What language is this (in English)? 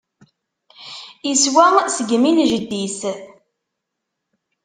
Kabyle